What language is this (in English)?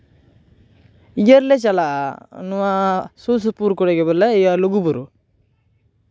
Santali